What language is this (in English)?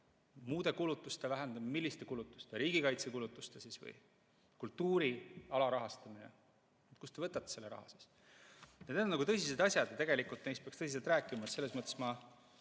Estonian